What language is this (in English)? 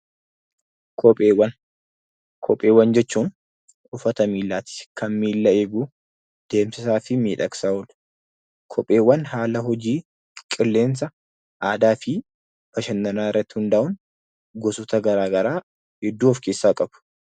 Oromo